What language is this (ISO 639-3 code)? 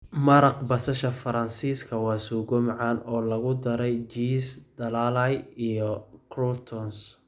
som